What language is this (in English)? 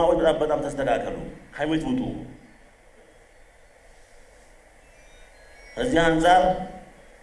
Arabic